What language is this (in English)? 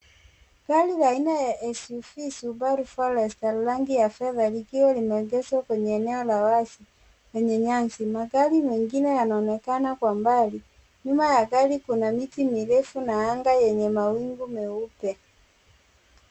Swahili